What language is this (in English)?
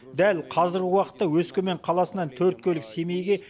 Kazakh